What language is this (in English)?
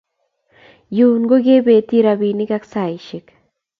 Kalenjin